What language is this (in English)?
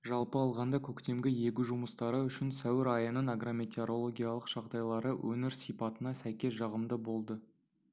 Kazakh